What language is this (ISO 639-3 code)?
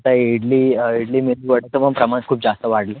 mar